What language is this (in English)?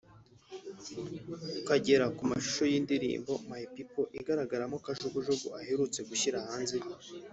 Kinyarwanda